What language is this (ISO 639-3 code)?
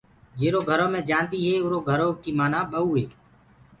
ggg